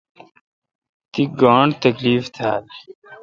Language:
Kalkoti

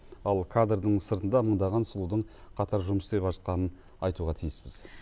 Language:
Kazakh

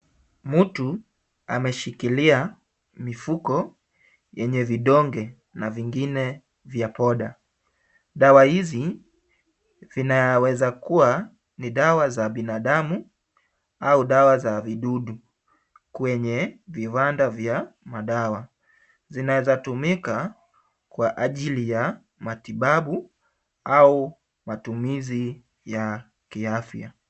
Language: Swahili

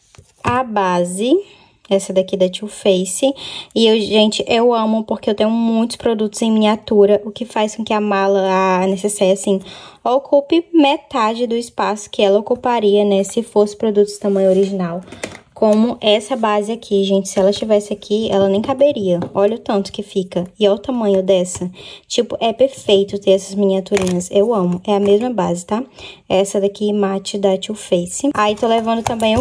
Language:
Portuguese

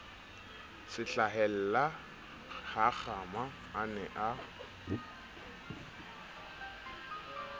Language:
Southern Sotho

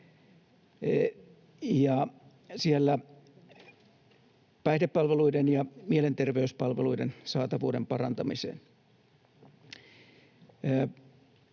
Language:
Finnish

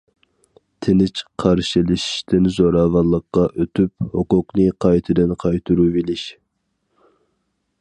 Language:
Uyghur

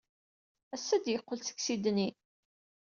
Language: Kabyle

